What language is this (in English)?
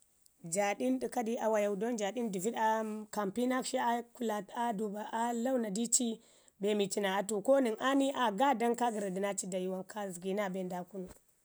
Ngizim